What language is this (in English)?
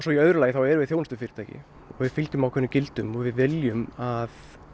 Icelandic